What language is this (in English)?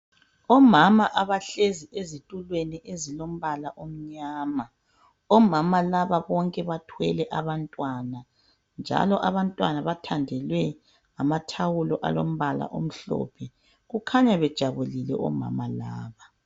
North Ndebele